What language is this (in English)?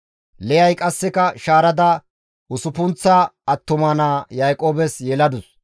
Gamo